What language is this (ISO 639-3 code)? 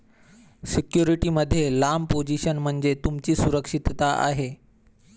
mar